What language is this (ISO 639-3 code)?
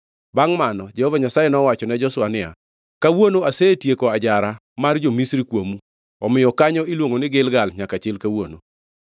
luo